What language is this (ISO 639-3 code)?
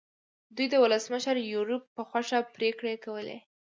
pus